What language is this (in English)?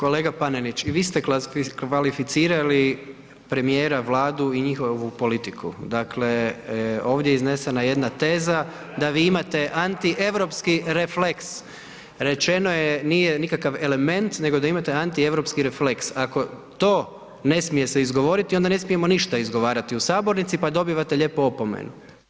Croatian